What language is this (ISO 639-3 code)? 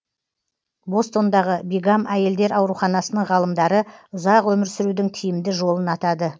kaz